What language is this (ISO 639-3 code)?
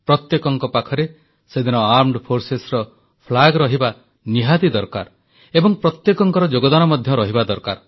ori